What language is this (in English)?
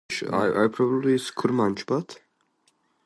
English